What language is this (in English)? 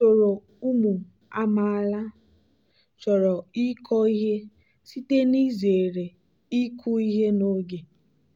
Igbo